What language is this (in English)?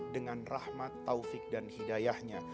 Indonesian